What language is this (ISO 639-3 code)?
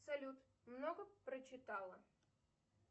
rus